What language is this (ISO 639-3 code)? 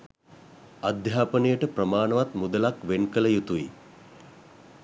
sin